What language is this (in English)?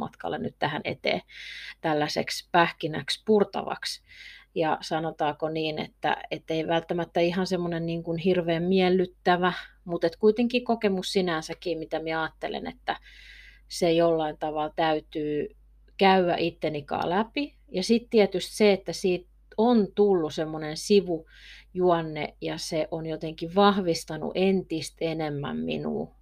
Finnish